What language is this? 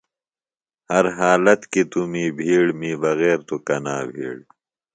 Phalura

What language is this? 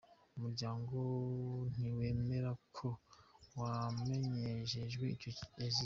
Kinyarwanda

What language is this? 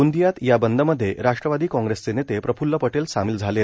Marathi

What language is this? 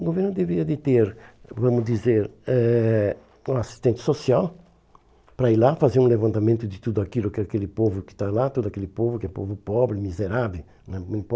Portuguese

